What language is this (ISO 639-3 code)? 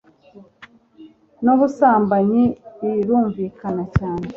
kin